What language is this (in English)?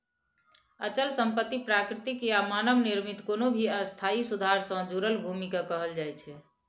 Maithili